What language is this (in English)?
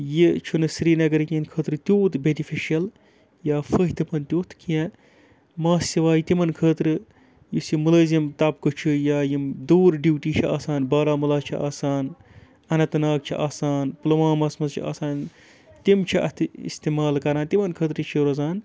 Kashmiri